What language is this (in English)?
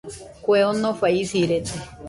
Nüpode Huitoto